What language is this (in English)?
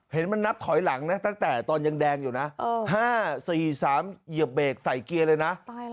Thai